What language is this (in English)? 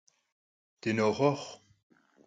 Kabardian